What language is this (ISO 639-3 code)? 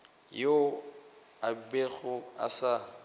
nso